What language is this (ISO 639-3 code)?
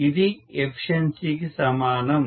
tel